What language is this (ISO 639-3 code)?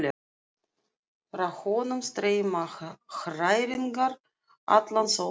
isl